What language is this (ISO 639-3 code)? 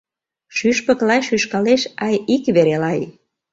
chm